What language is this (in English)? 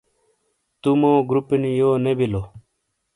Shina